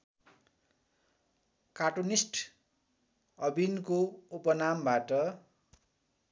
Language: Nepali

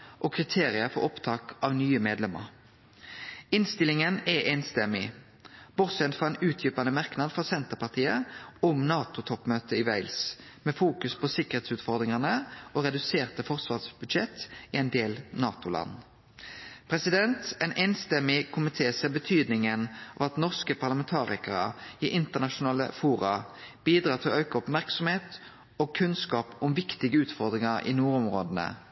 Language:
Norwegian Nynorsk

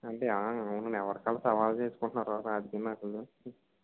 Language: Telugu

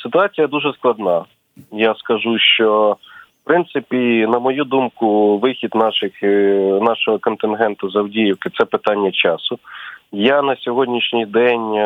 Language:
Ukrainian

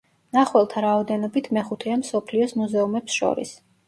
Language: Georgian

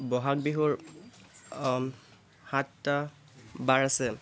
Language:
Assamese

